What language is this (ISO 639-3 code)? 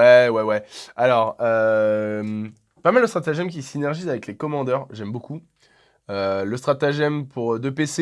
fra